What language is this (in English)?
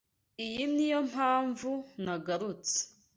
Kinyarwanda